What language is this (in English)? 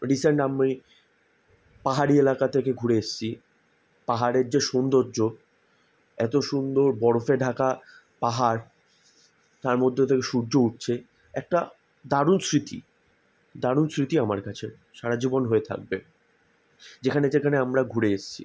Bangla